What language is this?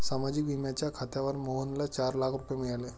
Marathi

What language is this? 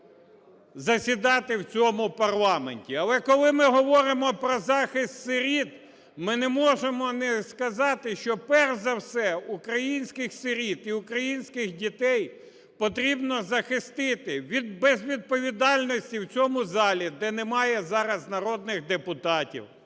Ukrainian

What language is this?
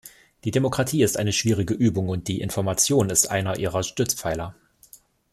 German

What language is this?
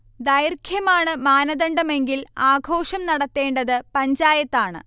Malayalam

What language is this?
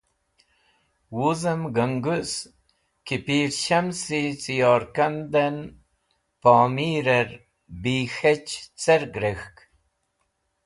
Wakhi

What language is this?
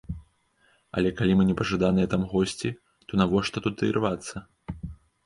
Belarusian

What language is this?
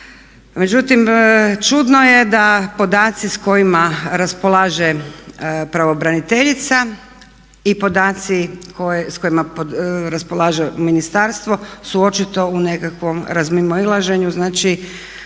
Croatian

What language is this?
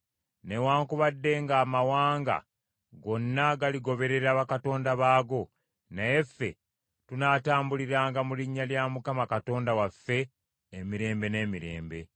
Ganda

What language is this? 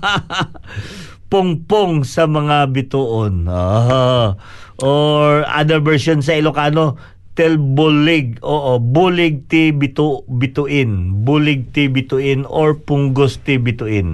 Filipino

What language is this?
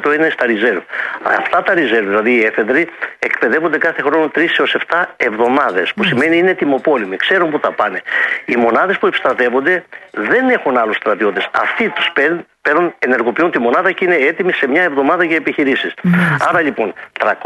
Greek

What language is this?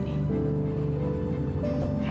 Indonesian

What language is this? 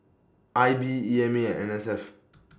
English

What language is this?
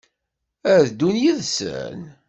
Kabyle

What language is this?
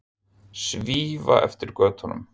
Icelandic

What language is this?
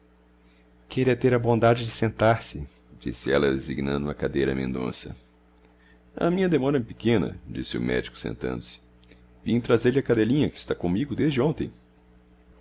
Portuguese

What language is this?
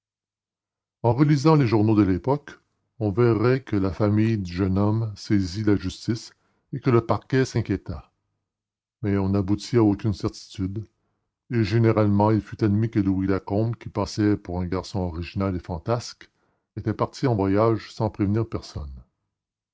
French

